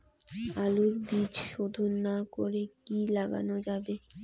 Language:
Bangla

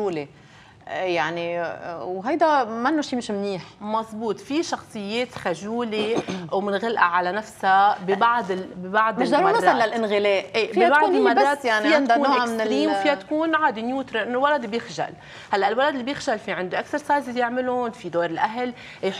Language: Arabic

